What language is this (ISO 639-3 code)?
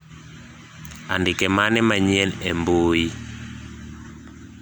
luo